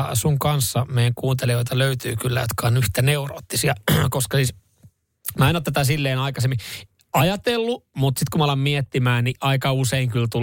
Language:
Finnish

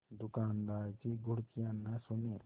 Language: Hindi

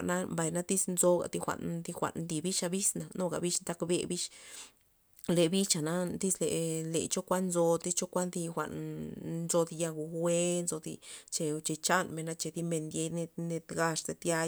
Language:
Loxicha Zapotec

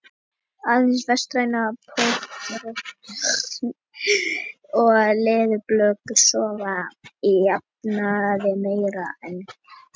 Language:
Icelandic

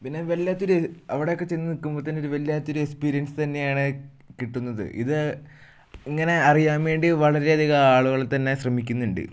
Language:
Malayalam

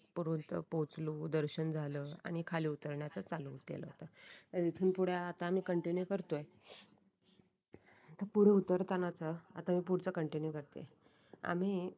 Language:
Marathi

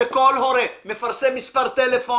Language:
Hebrew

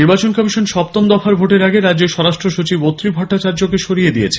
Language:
Bangla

